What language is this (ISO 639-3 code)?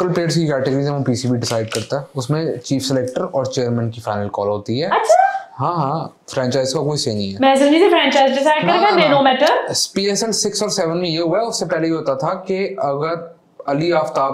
hin